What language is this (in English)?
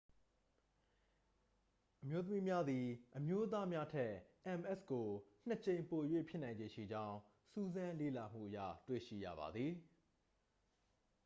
Burmese